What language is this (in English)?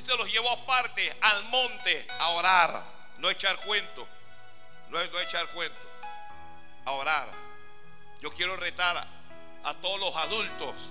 Spanish